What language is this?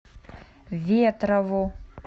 Russian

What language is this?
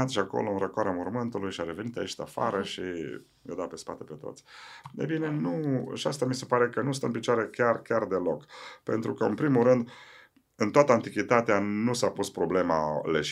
Romanian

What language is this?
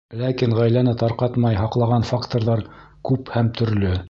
Bashkir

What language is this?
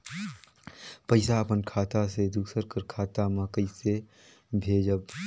Chhattisgarhi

